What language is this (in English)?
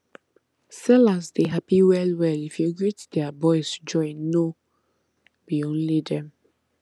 Nigerian Pidgin